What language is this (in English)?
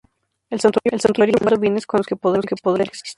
Spanish